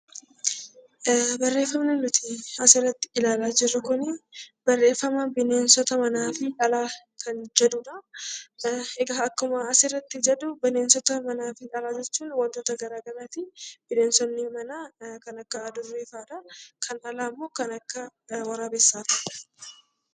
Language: Oromo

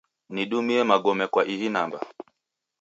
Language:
Taita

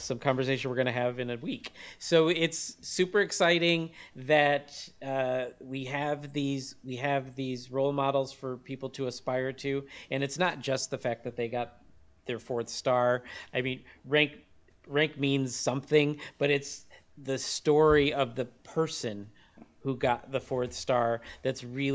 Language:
English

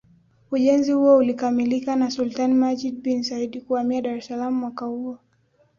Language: Swahili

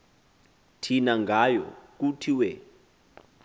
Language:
Xhosa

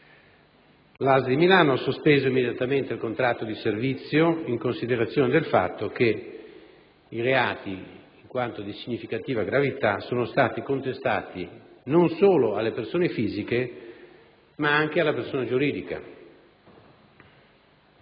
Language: Italian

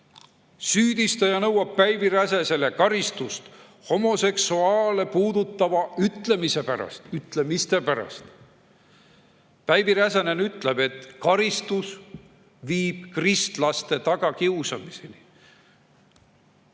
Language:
Estonian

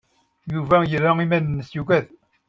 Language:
Kabyle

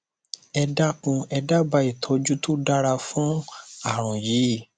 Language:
Yoruba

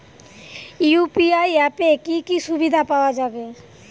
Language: Bangla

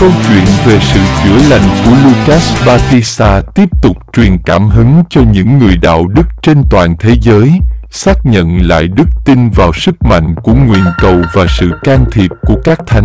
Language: Vietnamese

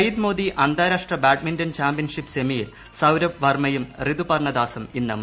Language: Malayalam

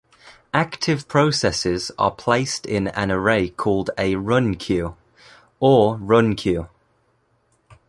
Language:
English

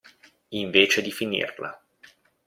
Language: Italian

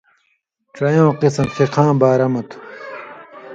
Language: Indus Kohistani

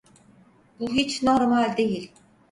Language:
Turkish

